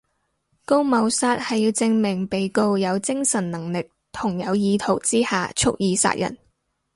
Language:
Cantonese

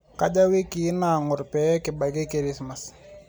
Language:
Masai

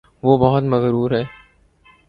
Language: Urdu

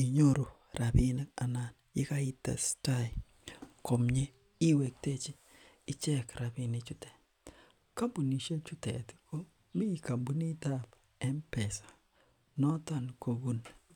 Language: Kalenjin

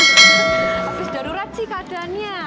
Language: Indonesian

